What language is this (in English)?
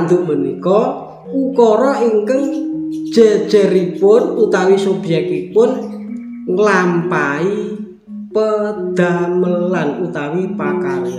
Indonesian